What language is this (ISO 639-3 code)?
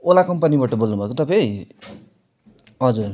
nep